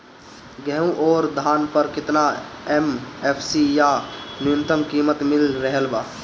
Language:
Bhojpuri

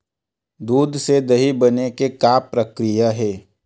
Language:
Chhattisgarhi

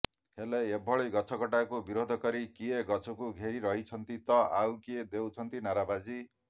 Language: Odia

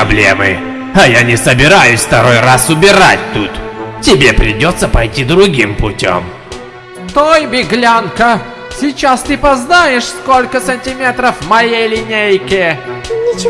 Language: Russian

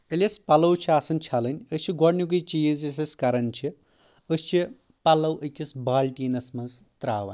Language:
Kashmiri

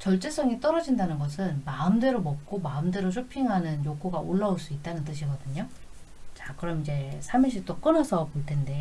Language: Korean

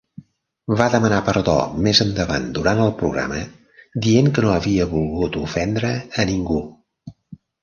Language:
Catalan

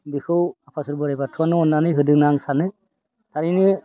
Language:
Bodo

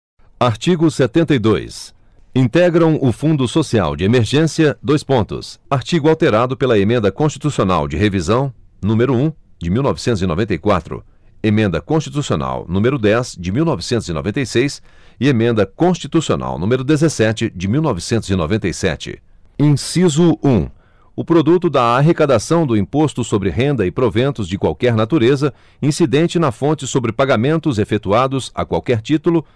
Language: Portuguese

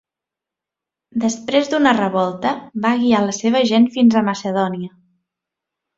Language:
Catalan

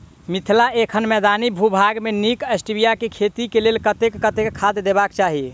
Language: Maithili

